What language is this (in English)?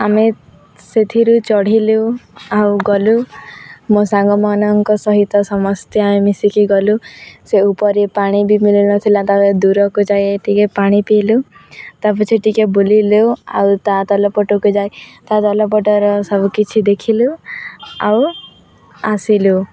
Odia